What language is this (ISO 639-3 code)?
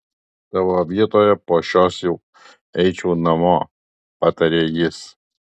lit